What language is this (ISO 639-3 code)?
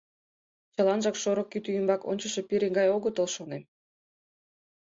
chm